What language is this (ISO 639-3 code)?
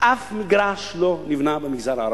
heb